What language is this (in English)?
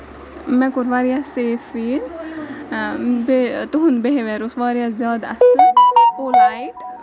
Kashmiri